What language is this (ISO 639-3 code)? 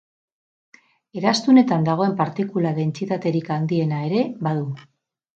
eus